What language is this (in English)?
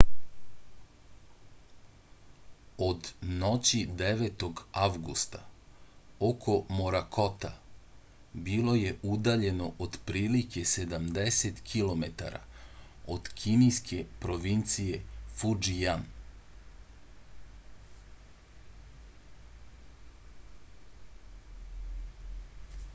Serbian